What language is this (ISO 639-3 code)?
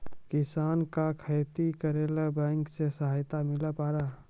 mai